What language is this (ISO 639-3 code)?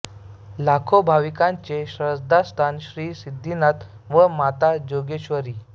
mar